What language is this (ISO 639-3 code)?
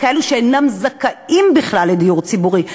heb